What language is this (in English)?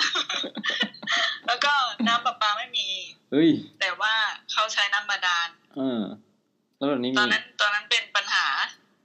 Thai